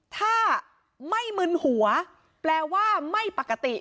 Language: Thai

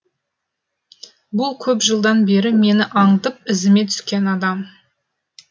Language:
Kazakh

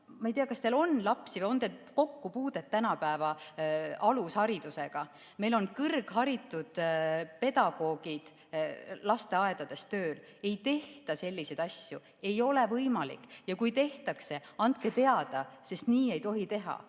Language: Estonian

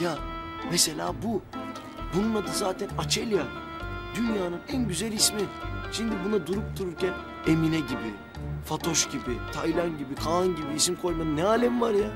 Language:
Turkish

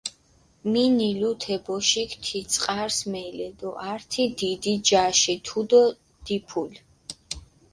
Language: Mingrelian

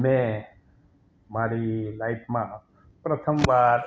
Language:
Gujarati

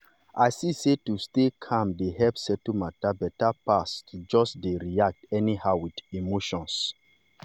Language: Nigerian Pidgin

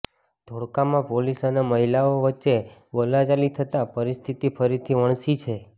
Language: Gujarati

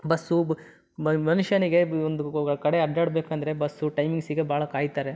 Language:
Kannada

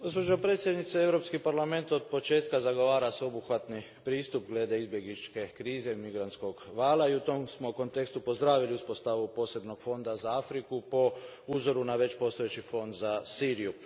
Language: Croatian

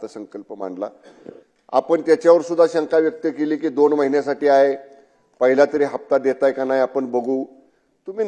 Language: Marathi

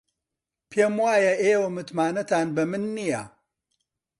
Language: Central Kurdish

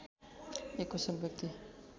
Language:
Nepali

